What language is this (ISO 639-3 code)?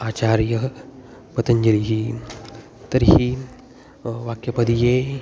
san